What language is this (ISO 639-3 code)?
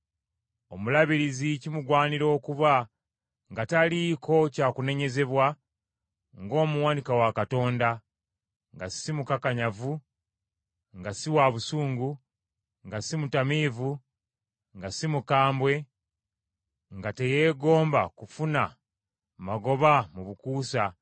lug